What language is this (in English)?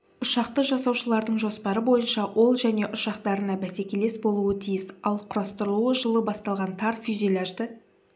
Kazakh